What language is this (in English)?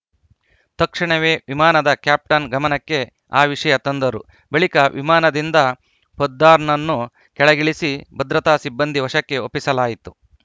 Kannada